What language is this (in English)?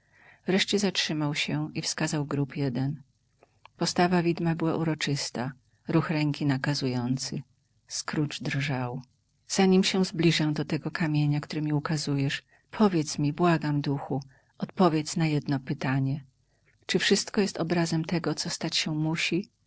Polish